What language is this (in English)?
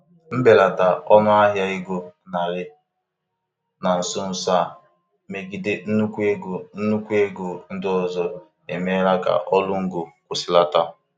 Igbo